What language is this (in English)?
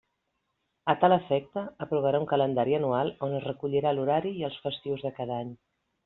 Catalan